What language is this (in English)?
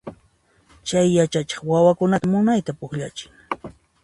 Puno Quechua